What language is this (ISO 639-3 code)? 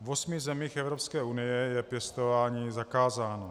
ces